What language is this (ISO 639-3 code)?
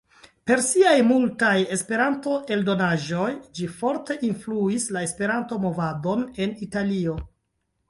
epo